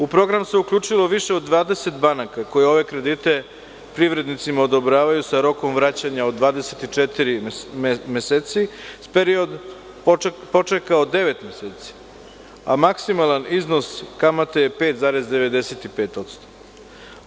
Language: Serbian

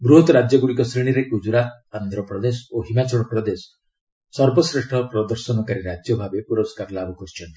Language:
Odia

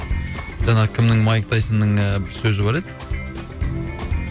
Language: Kazakh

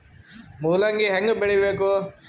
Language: Kannada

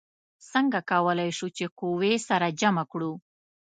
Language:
Pashto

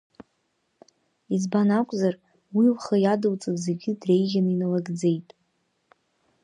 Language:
Abkhazian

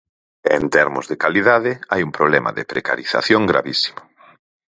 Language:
Galician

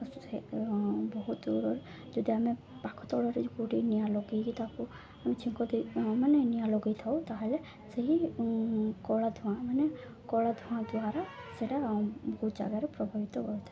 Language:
Odia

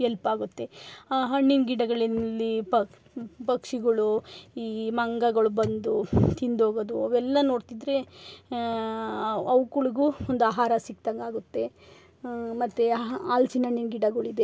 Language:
Kannada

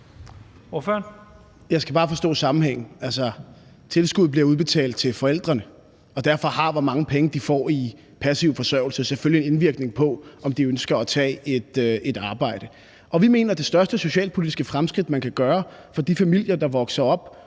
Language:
Danish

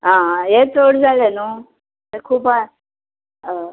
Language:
Konkani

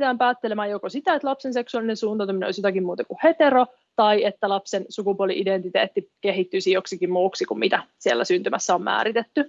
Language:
Finnish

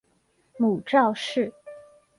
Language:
Chinese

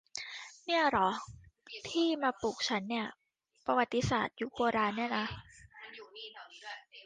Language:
Thai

